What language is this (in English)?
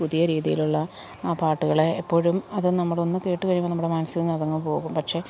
Malayalam